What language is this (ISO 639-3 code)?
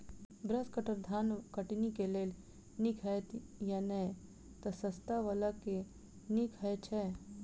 mai